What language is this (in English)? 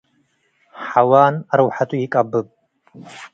Tigre